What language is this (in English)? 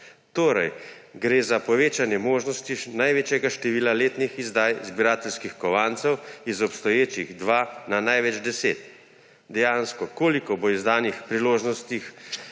Slovenian